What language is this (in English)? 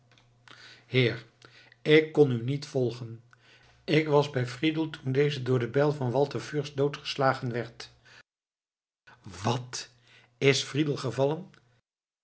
Dutch